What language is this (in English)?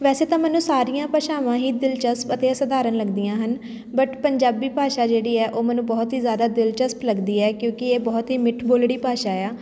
Punjabi